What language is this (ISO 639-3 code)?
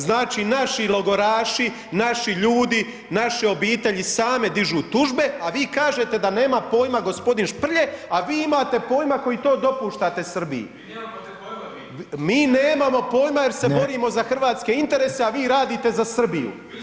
hrv